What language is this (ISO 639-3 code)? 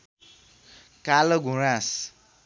nep